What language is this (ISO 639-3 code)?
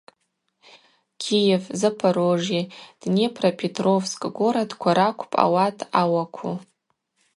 abq